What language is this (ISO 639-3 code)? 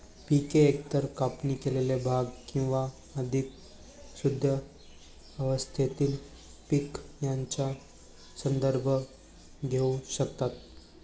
mar